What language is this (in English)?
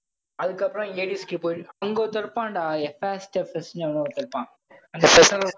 Tamil